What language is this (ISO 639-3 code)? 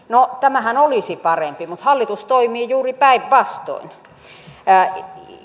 fin